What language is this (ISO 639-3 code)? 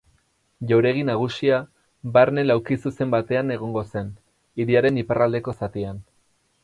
eus